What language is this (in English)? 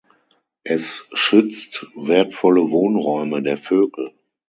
German